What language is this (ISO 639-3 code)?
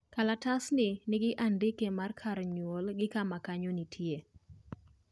luo